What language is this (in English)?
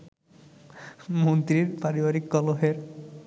Bangla